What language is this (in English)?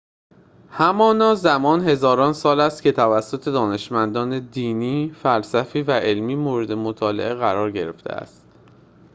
Persian